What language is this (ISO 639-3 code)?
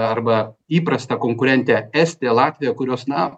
lit